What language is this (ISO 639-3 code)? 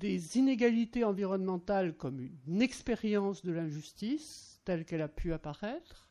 fra